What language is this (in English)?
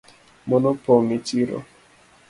Luo (Kenya and Tanzania)